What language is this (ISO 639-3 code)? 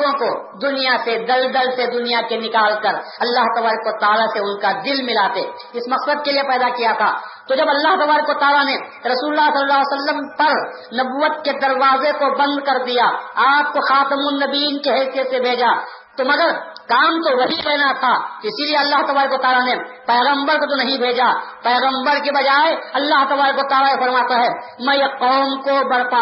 urd